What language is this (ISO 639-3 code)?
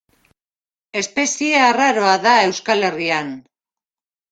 eus